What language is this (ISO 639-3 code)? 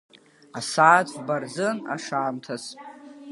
abk